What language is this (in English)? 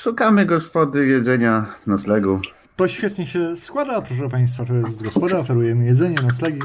Polish